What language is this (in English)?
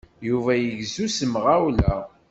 Kabyle